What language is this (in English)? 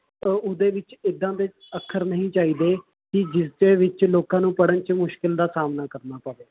Punjabi